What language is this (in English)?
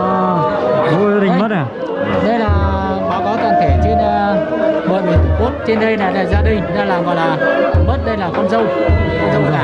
Vietnamese